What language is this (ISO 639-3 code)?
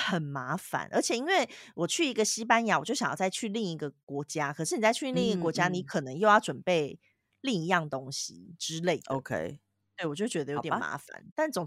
zho